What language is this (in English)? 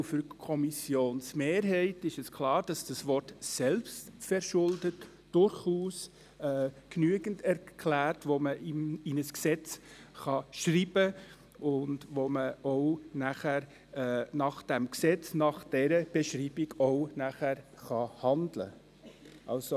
Swiss German